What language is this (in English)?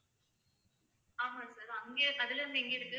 Tamil